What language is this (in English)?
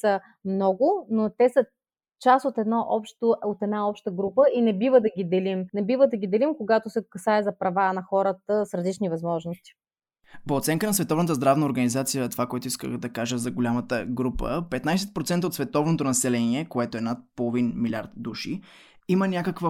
Bulgarian